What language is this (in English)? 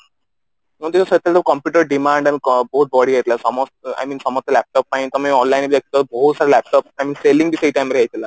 Odia